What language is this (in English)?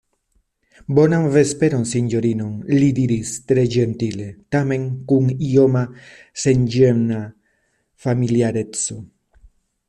Esperanto